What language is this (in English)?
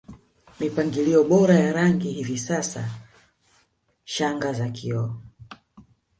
Swahili